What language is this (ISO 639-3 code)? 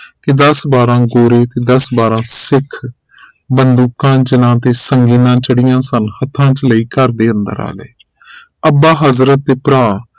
pan